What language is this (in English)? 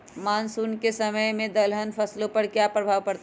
Magahi